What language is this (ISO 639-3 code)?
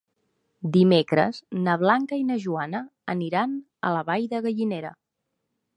cat